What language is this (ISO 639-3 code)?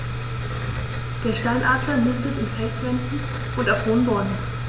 deu